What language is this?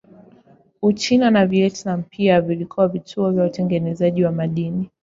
Swahili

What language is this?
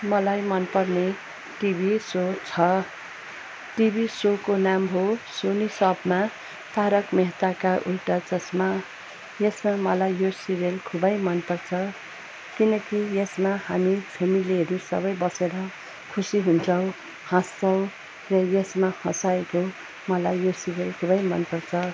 Nepali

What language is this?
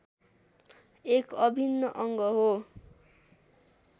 Nepali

